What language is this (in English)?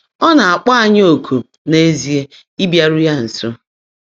Igbo